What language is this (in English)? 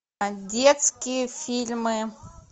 Russian